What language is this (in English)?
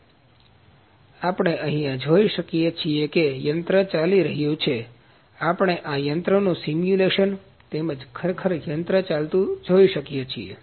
Gujarati